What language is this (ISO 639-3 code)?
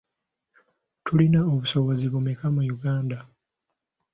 lug